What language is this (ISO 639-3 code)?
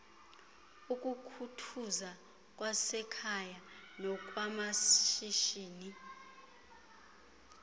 xho